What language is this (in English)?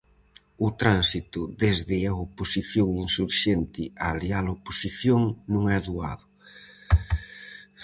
Galician